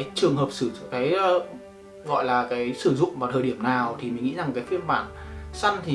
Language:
Vietnamese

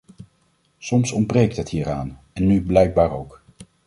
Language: Dutch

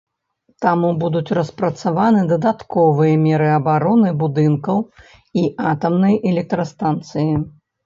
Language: Belarusian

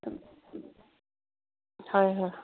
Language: Manipuri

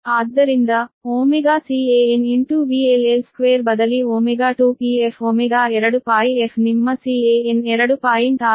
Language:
Kannada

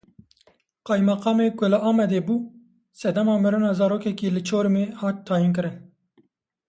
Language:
Kurdish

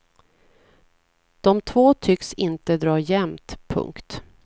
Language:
Swedish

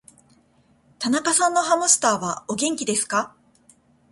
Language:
Japanese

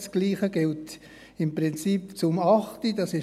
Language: Swiss German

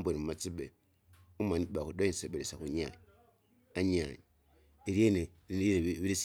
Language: Kinga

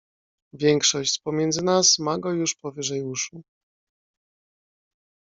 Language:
Polish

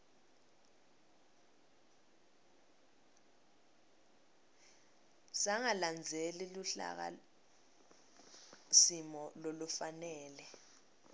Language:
Swati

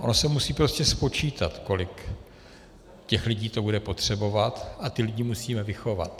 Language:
Czech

